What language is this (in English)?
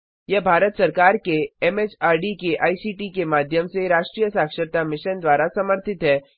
Hindi